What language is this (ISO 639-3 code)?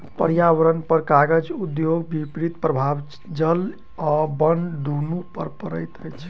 mai